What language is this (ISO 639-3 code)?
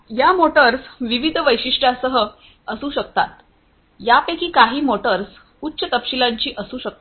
mar